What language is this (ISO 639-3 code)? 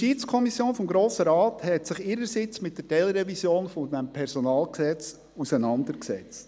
gsw